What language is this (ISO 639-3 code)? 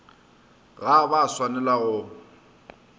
nso